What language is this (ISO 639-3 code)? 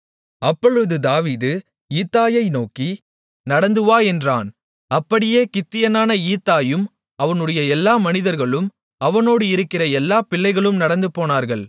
tam